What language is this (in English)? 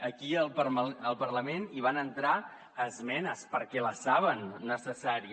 Catalan